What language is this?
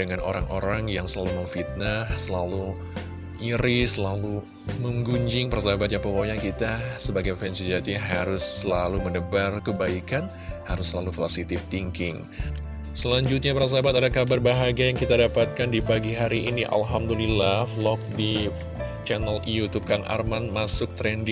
Indonesian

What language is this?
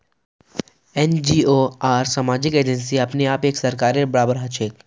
Magahi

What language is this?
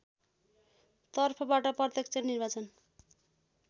Nepali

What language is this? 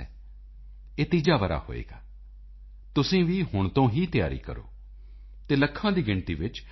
Punjabi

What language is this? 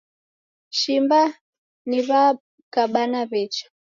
Taita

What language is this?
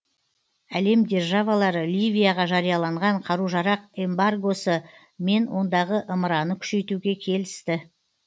Kazakh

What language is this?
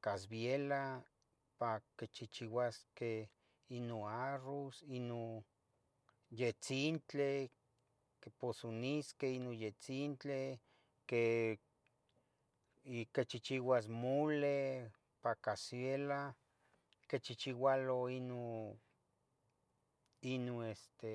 Tetelcingo Nahuatl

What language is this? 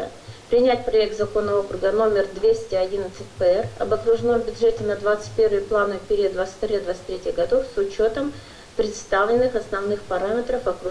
Russian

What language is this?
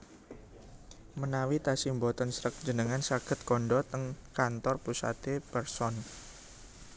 Javanese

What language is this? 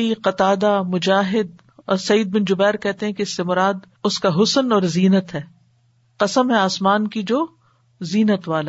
Urdu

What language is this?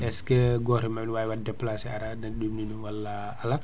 Fula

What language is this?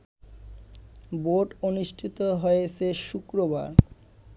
Bangla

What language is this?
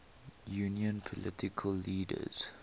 English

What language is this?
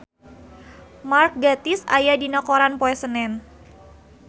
Sundanese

